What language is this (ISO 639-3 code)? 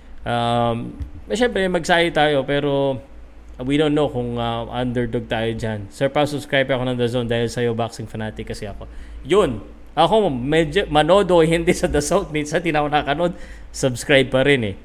fil